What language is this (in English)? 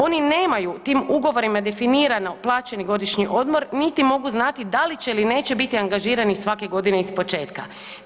Croatian